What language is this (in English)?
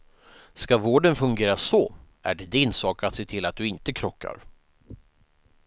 Swedish